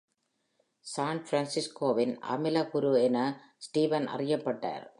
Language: Tamil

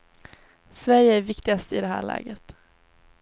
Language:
Swedish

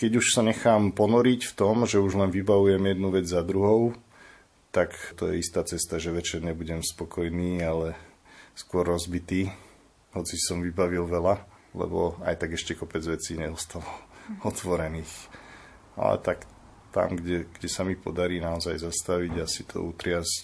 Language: Slovak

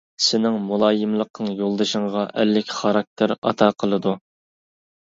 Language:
Uyghur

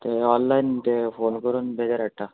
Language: Konkani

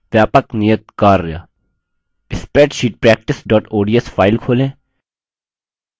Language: Hindi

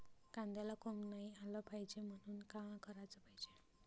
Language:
Marathi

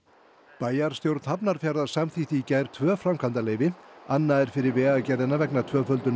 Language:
Icelandic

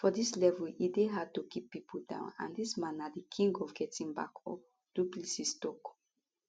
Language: Nigerian Pidgin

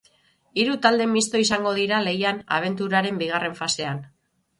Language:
Basque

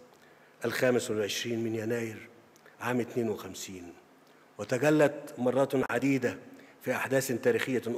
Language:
Arabic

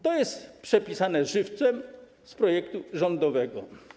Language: Polish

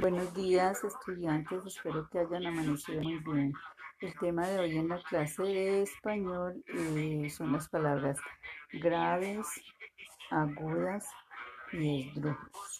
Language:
Spanish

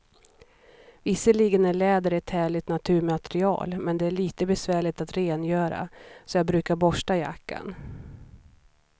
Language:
Swedish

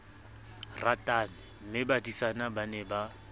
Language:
Southern Sotho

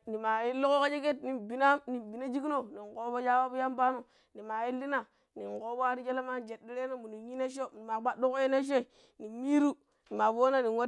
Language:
Pero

